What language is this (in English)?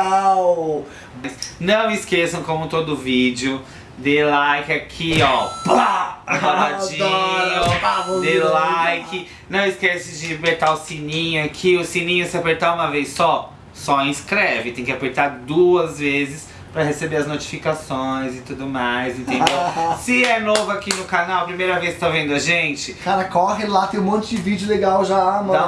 Portuguese